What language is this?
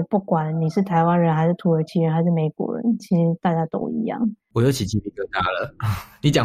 Chinese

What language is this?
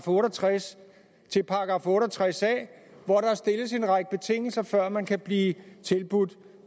Danish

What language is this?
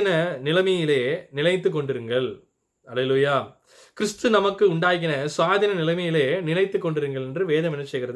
Tamil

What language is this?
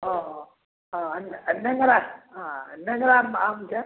Maithili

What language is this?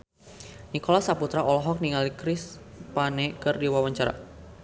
Sundanese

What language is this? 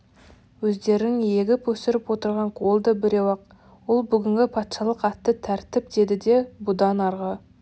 Kazakh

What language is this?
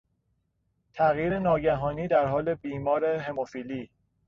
Persian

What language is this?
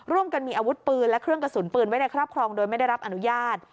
Thai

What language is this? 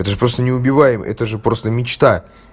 Russian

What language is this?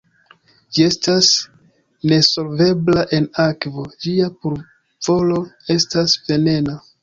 Esperanto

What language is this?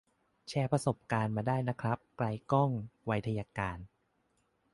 Thai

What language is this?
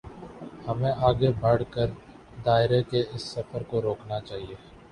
Urdu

